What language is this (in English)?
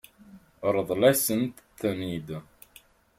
Kabyle